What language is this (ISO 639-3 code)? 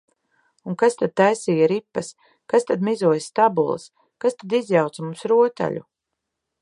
lav